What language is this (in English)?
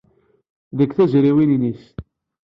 Kabyle